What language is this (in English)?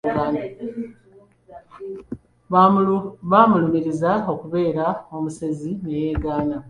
Ganda